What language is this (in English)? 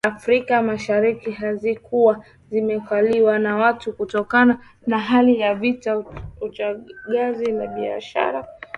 Swahili